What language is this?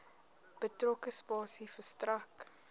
Afrikaans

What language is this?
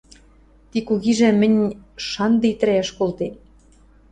Western Mari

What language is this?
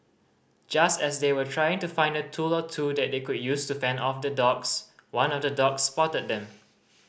English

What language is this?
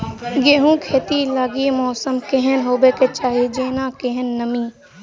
Maithili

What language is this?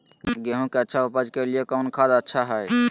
Magahi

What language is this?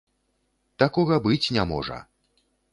Belarusian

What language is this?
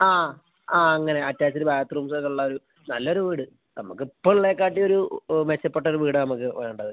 Malayalam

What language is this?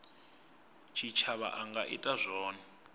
Venda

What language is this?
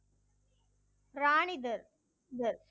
Tamil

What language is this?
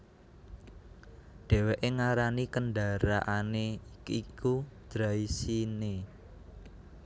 Javanese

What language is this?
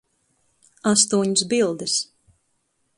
Latvian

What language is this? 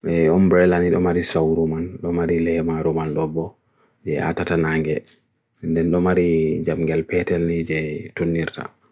Bagirmi Fulfulde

